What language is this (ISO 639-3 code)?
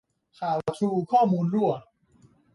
tha